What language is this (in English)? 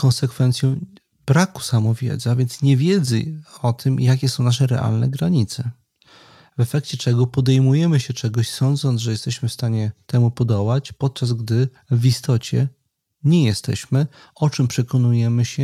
Polish